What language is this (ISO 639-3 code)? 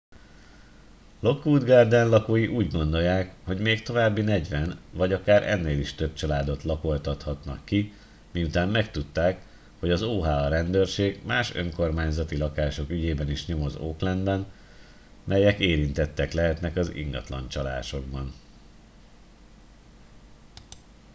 hun